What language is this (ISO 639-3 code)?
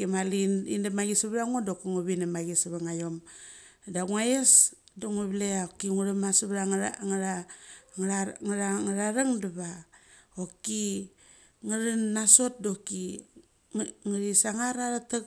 gcc